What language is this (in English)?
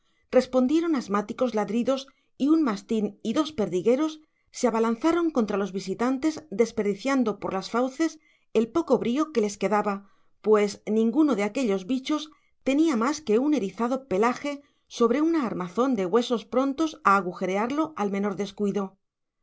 Spanish